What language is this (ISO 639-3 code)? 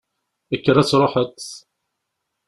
kab